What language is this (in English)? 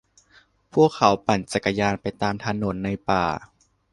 Thai